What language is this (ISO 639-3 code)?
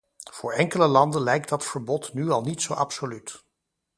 nld